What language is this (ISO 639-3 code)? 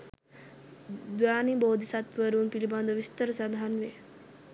sin